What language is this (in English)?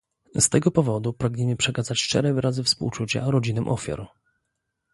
Polish